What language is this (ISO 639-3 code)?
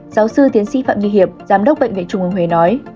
vie